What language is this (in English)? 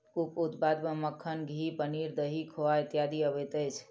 Maithili